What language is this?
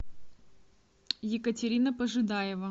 Russian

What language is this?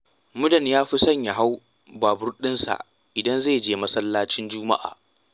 Hausa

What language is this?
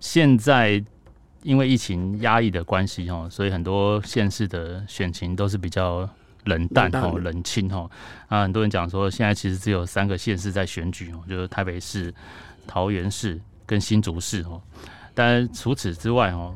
Chinese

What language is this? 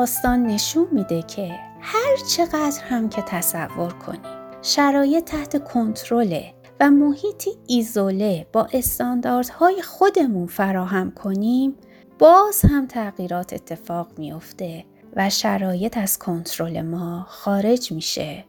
Persian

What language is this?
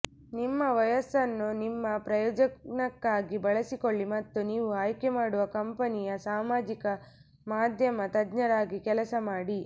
Kannada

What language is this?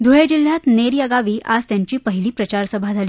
Marathi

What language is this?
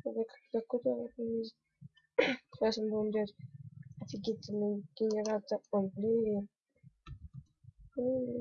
Russian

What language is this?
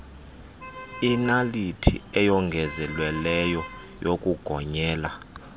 Xhosa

